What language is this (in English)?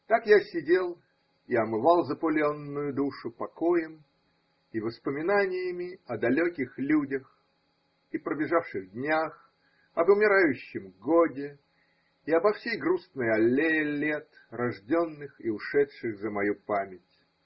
Russian